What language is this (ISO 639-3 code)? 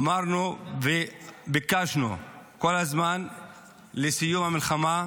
heb